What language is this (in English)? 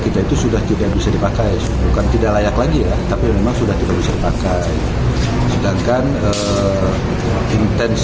Indonesian